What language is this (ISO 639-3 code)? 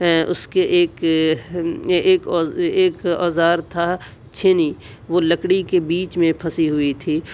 urd